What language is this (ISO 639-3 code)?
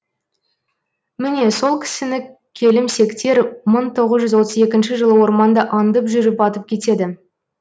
kaz